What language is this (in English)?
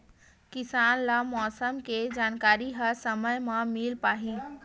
Chhattisgarhi